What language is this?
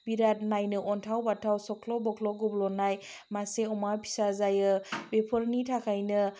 Bodo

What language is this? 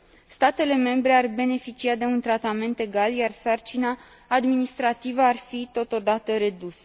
Romanian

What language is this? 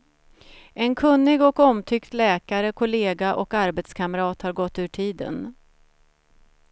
Swedish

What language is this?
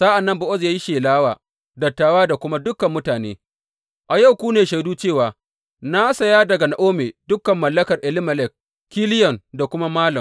Hausa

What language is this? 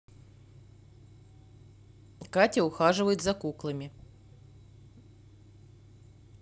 Russian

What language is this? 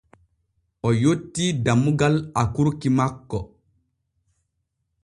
Borgu Fulfulde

